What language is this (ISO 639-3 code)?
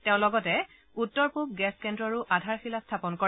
asm